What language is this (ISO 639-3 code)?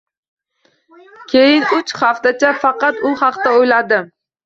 uzb